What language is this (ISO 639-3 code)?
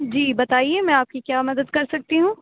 urd